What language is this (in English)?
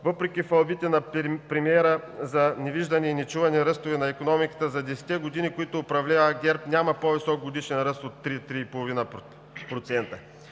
Bulgarian